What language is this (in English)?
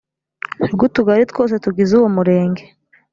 Kinyarwanda